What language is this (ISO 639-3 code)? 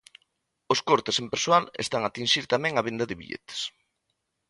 glg